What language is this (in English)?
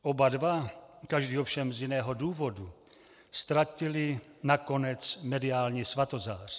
Czech